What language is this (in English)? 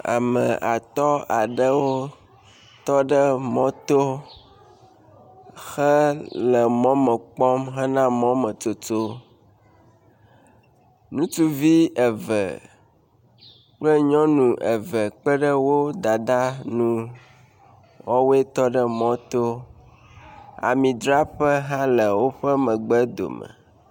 Ewe